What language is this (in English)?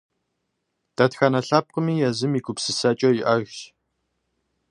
Kabardian